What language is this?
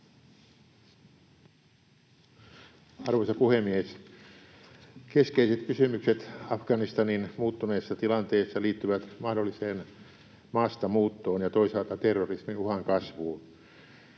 Finnish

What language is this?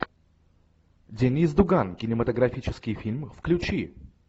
Russian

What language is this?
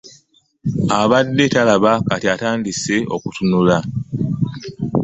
Ganda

